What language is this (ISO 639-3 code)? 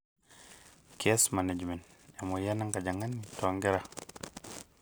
mas